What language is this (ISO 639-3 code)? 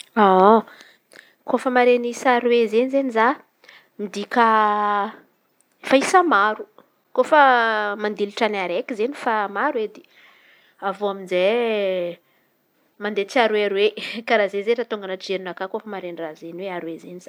xmv